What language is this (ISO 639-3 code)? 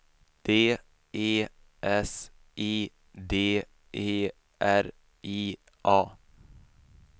swe